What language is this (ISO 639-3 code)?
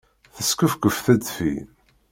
kab